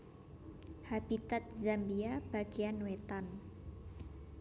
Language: Javanese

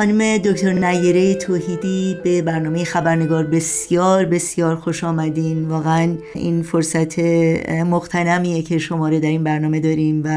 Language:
Persian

